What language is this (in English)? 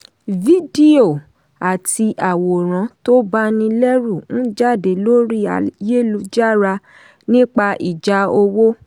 Yoruba